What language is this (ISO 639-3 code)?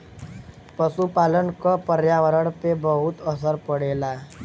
bho